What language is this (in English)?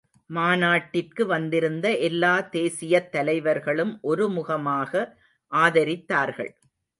Tamil